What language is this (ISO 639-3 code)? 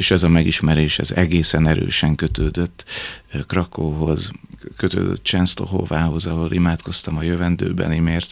hun